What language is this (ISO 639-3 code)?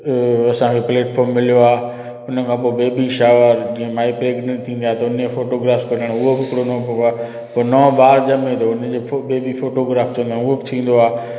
snd